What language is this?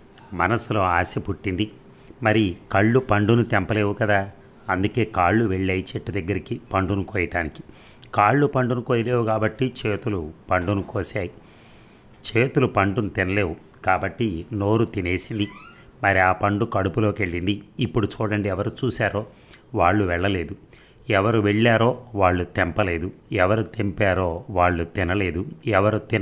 Telugu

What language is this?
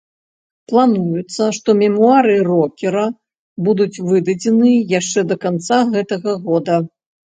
Belarusian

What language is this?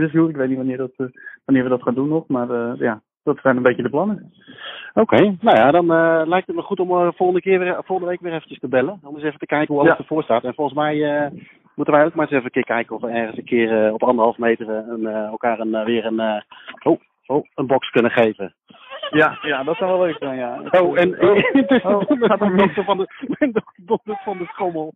Dutch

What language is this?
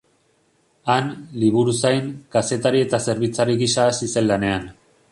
Basque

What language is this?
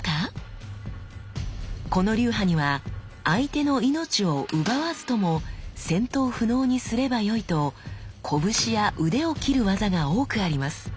Japanese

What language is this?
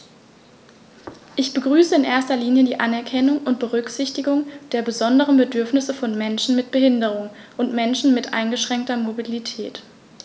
German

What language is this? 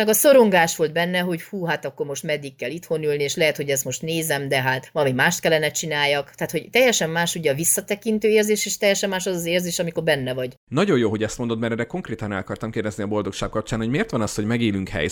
Hungarian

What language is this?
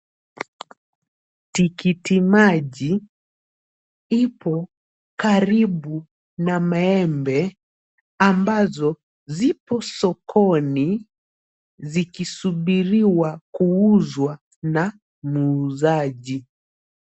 Swahili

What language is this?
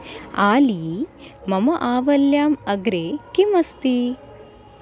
Sanskrit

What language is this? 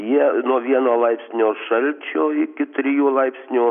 Lithuanian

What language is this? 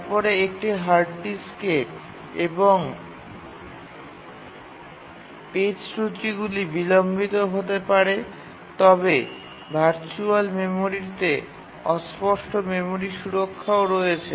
Bangla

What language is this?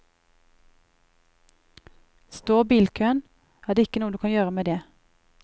Norwegian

